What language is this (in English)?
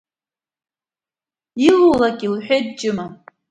Abkhazian